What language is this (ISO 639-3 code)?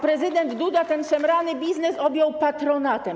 pol